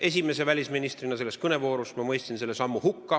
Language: Estonian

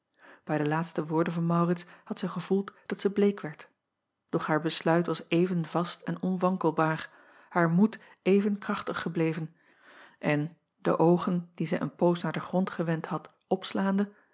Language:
Dutch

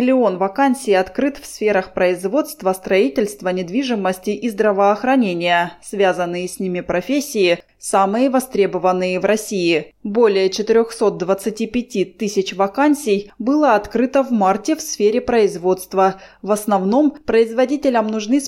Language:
Russian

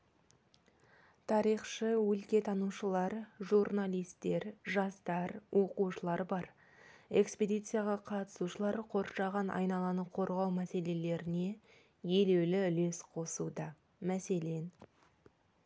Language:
Kazakh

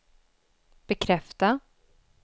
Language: Swedish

